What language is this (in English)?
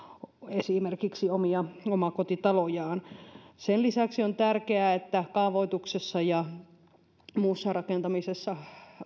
Finnish